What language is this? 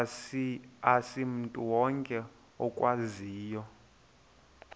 Xhosa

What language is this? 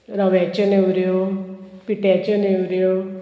Konkani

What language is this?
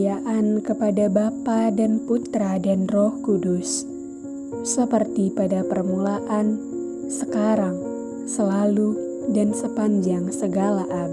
Indonesian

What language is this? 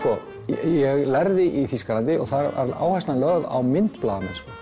Icelandic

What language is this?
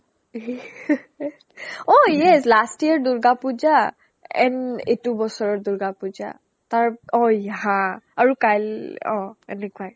Assamese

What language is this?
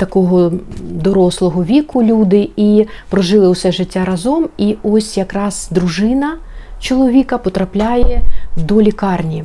Ukrainian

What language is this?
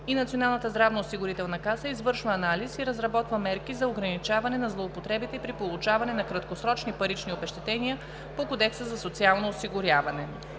Bulgarian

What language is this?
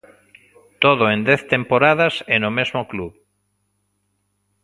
Galician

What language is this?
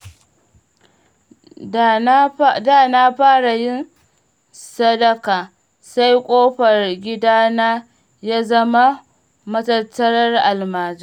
Hausa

